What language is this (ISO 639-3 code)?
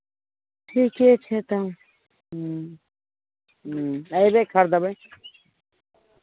mai